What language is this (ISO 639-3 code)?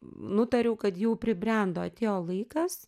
lit